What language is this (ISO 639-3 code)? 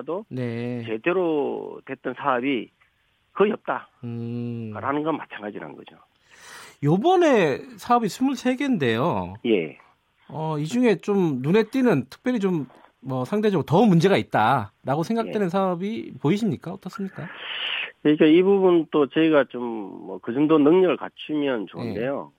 kor